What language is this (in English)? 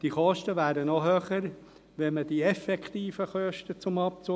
Swiss German